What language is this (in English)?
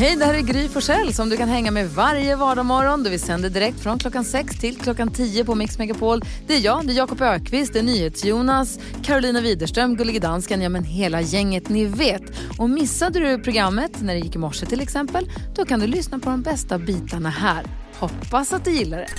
Swedish